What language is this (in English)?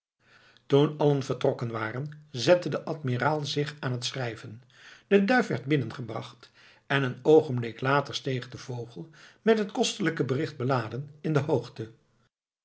Dutch